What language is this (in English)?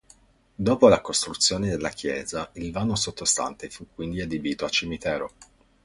Italian